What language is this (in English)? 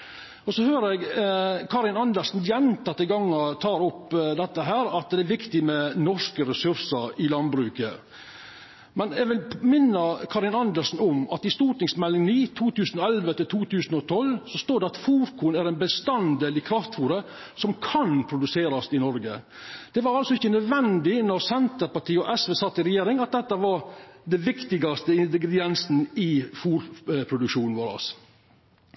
Norwegian Nynorsk